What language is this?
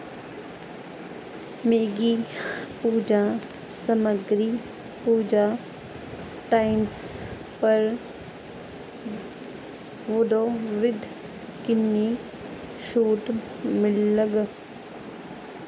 Dogri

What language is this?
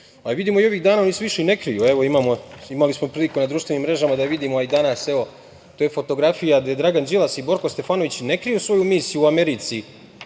Serbian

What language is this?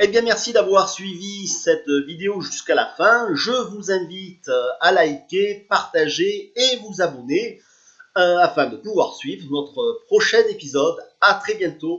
French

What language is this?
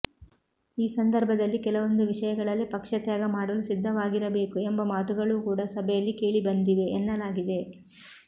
Kannada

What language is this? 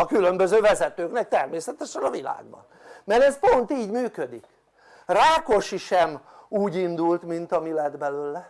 Hungarian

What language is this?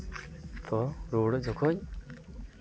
Santali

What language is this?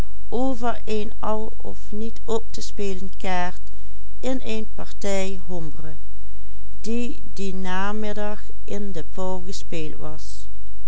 Dutch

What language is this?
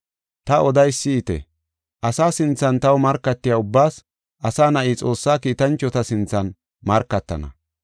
Gofa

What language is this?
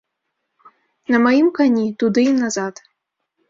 Belarusian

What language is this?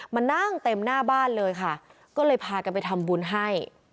Thai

